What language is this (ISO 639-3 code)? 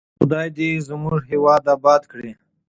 pus